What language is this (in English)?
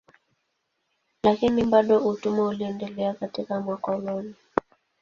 Swahili